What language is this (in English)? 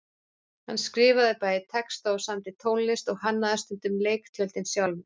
Icelandic